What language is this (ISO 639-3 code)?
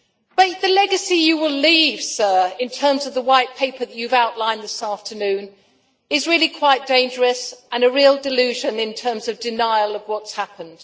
eng